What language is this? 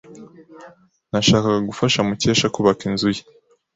Kinyarwanda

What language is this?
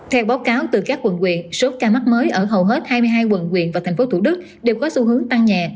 Vietnamese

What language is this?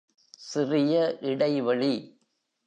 Tamil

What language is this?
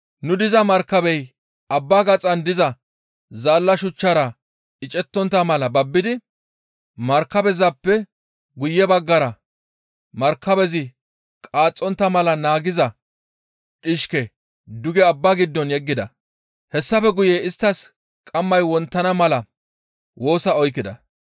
Gamo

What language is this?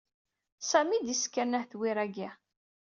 Kabyle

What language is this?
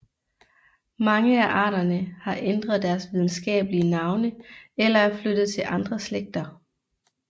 Danish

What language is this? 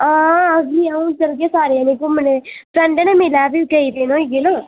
Dogri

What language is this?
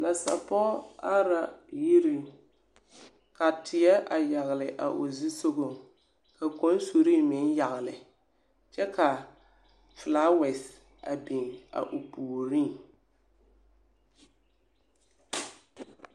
Southern Dagaare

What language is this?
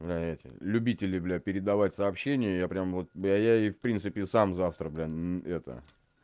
Russian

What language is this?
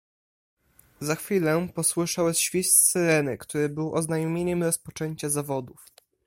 Polish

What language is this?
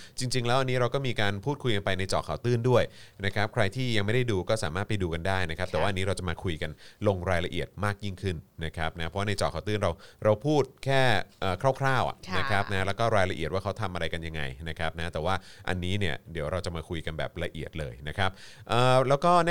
Thai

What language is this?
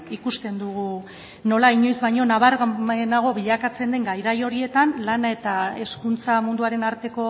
Basque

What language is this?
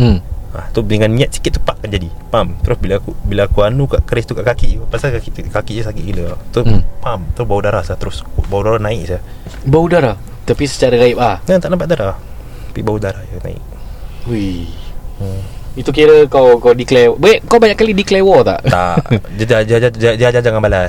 Malay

